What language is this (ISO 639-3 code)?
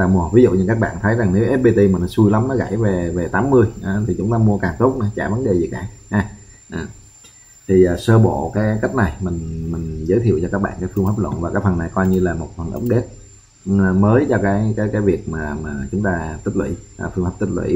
vie